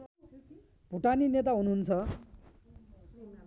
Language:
Nepali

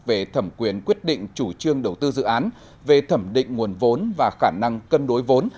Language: Vietnamese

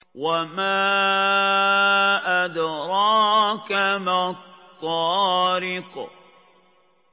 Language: Arabic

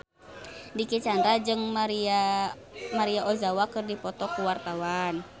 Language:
Sundanese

